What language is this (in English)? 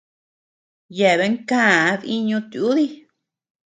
Tepeuxila Cuicatec